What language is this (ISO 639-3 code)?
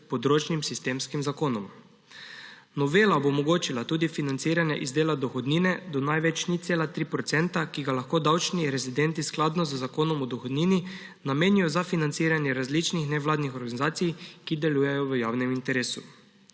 slv